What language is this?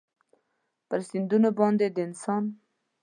Pashto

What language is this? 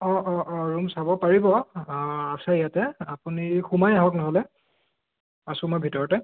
Assamese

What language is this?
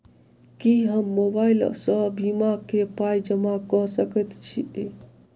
Maithili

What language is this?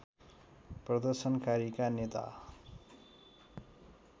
Nepali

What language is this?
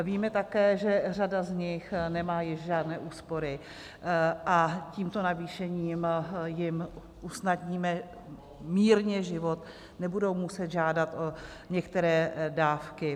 Czech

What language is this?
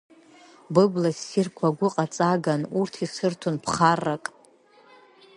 Abkhazian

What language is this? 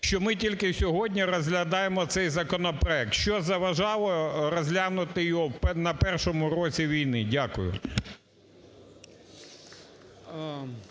Ukrainian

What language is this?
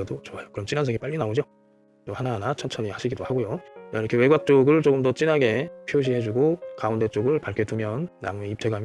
Korean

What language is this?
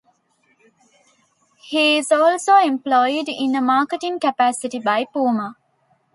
English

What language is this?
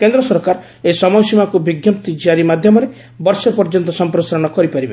Odia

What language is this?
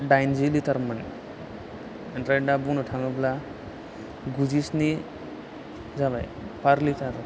Bodo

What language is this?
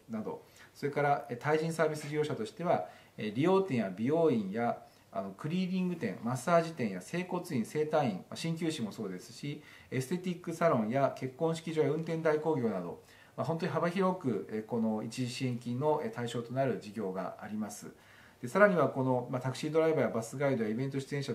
Japanese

